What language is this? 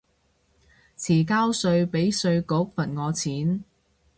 Cantonese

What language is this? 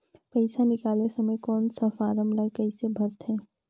Chhattisgarhi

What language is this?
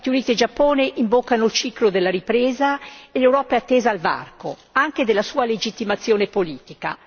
Italian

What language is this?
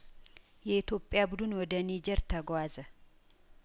Amharic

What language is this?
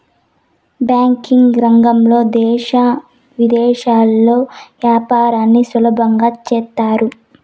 Telugu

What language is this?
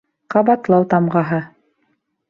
Bashkir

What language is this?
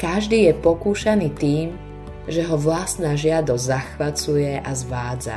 Slovak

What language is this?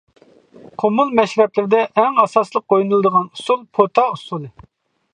Uyghur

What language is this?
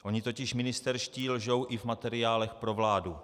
Czech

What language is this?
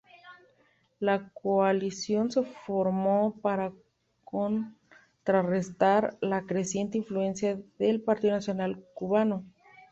Spanish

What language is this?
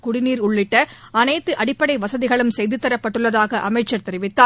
Tamil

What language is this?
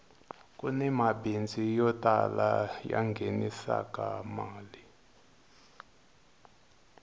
Tsonga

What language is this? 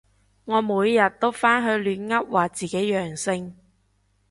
Cantonese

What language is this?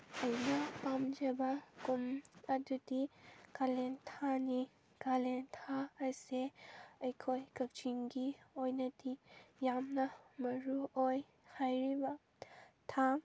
Manipuri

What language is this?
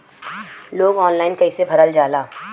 Bhojpuri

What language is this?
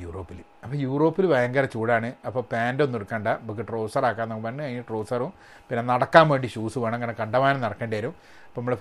Malayalam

